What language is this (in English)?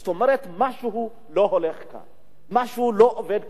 Hebrew